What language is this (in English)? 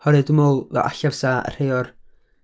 Welsh